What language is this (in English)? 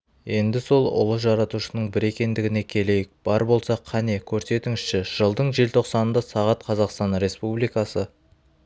Kazakh